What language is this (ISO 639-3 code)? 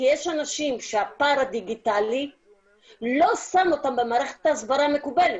heb